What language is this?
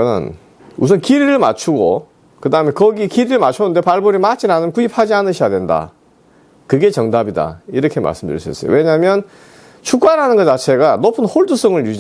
Korean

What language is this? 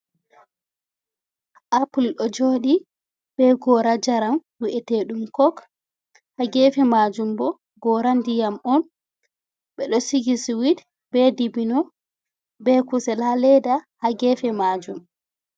Fula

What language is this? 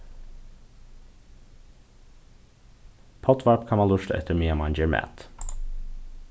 Faroese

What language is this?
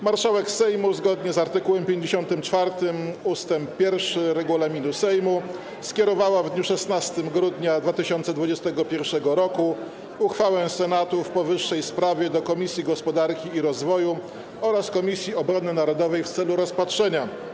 Polish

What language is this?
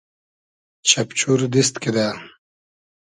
Hazaragi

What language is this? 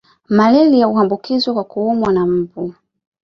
Swahili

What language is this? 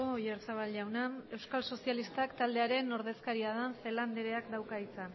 Basque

